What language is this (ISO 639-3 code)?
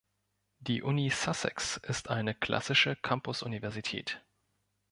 deu